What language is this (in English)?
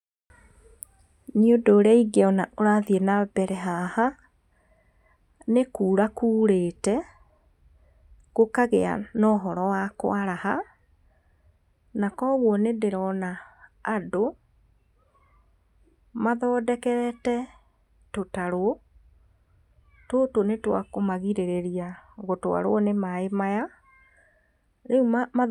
Kikuyu